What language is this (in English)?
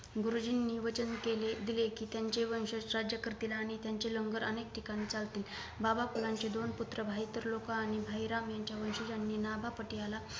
Marathi